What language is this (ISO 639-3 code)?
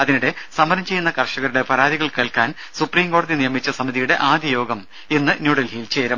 mal